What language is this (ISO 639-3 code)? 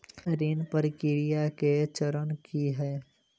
mai